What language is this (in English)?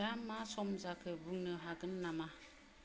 Bodo